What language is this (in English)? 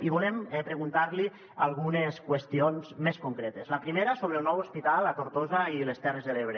Catalan